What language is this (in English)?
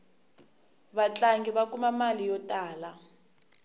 Tsonga